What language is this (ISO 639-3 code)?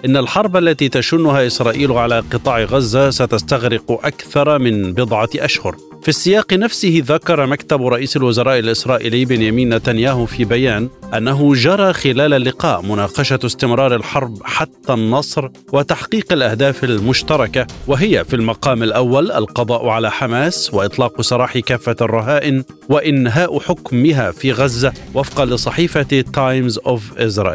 ara